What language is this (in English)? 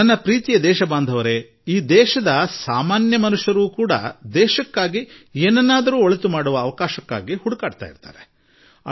Kannada